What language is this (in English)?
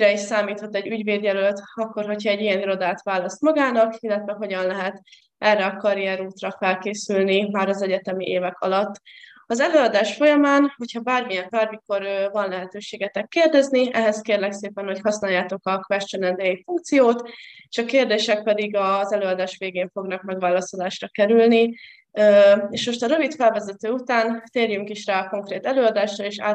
Hungarian